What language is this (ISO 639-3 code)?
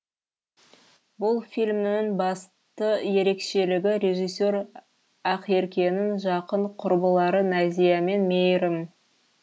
kaz